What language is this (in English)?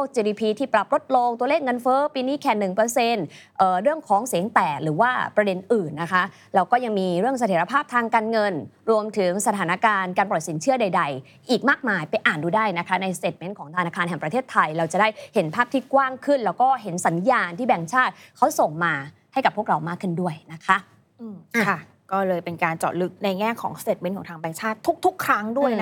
Thai